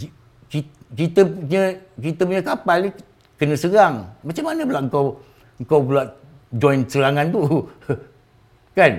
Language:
Malay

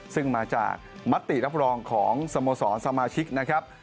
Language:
Thai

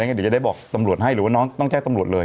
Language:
Thai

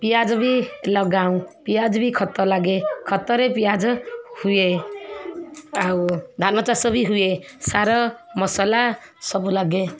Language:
Odia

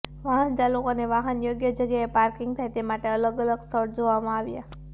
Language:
Gujarati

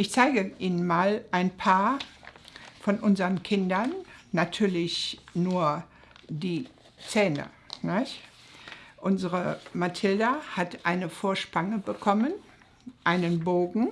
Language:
German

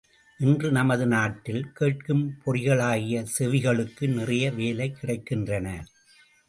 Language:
Tamil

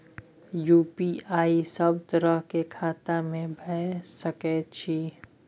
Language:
Maithili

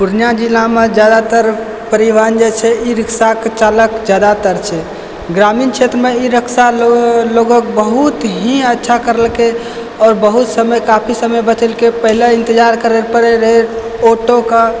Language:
Maithili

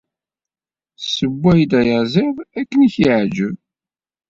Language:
Kabyle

